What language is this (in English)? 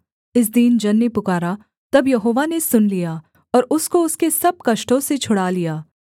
Hindi